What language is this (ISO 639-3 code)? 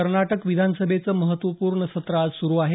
mar